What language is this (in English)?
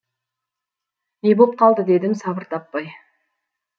Kazakh